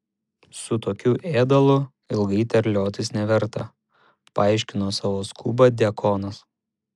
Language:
Lithuanian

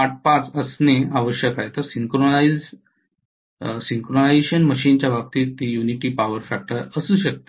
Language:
Marathi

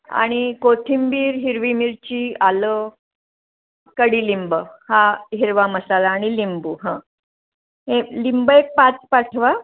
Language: Marathi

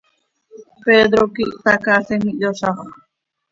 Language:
Seri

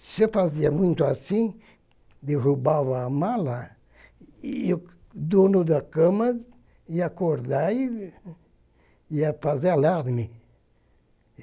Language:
Portuguese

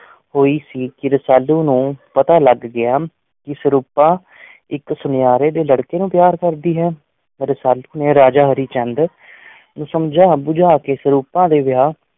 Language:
Punjabi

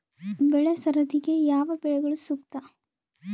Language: Kannada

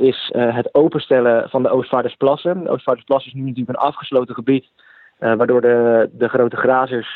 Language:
Dutch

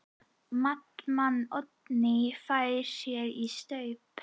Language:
Icelandic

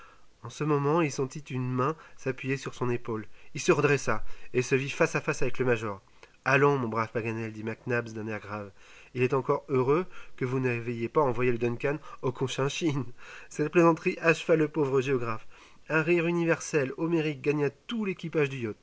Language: French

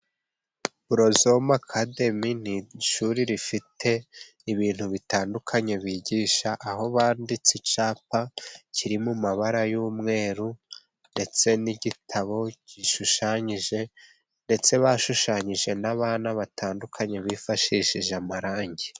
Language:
Kinyarwanda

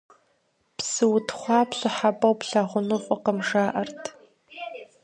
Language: Kabardian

